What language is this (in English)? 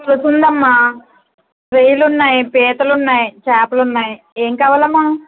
Telugu